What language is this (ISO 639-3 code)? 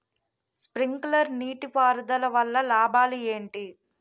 tel